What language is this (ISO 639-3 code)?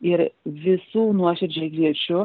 lit